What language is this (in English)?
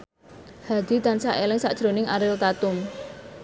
Javanese